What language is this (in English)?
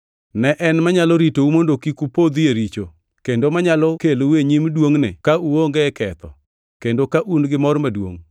Luo (Kenya and Tanzania)